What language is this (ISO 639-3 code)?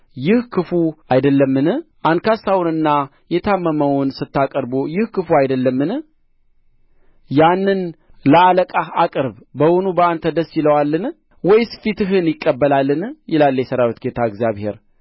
amh